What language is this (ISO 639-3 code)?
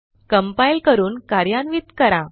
mar